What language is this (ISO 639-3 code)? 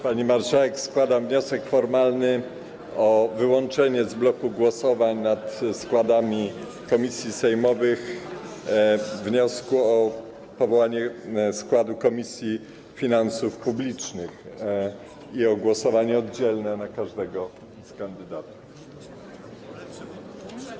pol